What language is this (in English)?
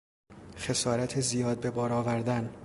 Persian